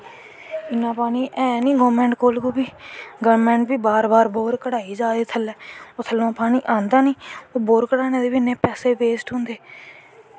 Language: Dogri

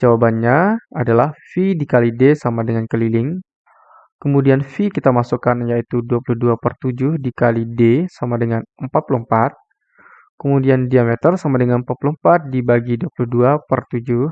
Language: Indonesian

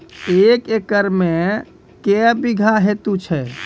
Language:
Maithili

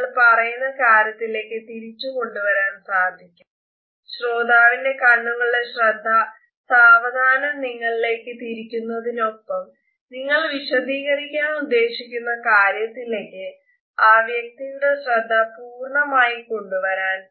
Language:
Malayalam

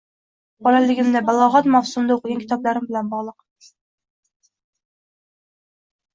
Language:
Uzbek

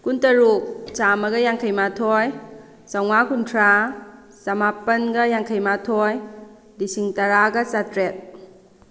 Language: Manipuri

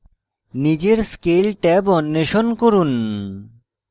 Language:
Bangla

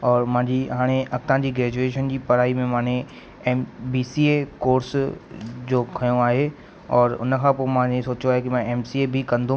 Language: Sindhi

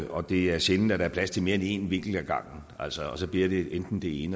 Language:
Danish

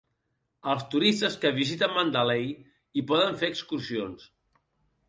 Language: Catalan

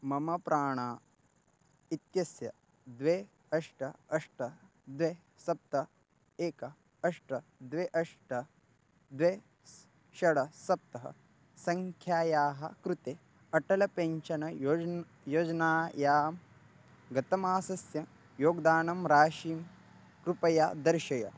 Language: Sanskrit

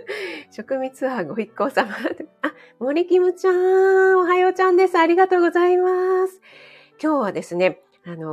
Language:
Japanese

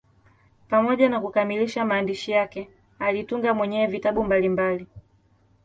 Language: Swahili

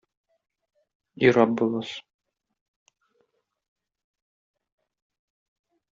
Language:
Tatar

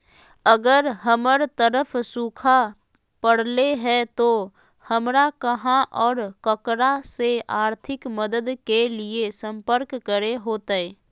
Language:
Magahi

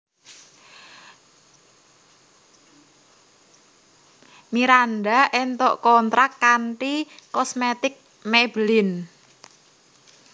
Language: Javanese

